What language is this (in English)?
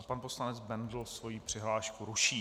Czech